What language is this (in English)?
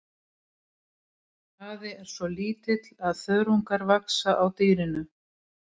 Icelandic